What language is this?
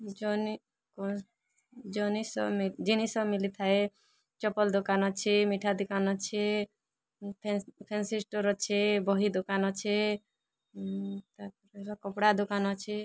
Odia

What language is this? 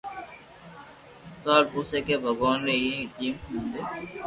Loarki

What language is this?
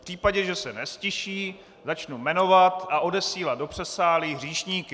Czech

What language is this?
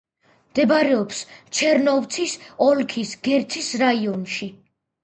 Georgian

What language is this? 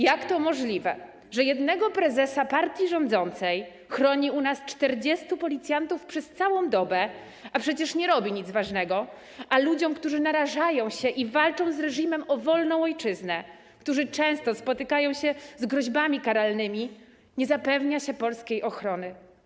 Polish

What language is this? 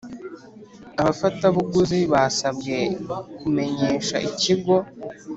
Kinyarwanda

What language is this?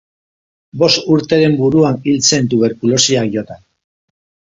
Basque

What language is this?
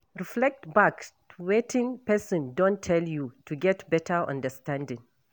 Nigerian Pidgin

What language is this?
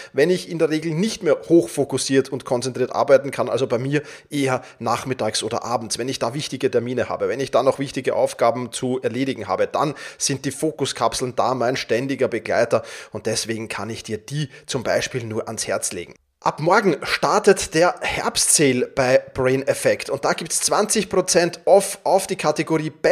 German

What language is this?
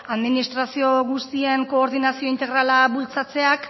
Basque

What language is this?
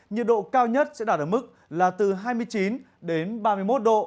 Vietnamese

